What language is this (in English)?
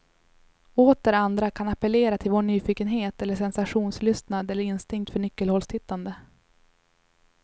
Swedish